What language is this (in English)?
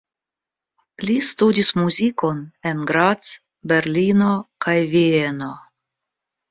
Esperanto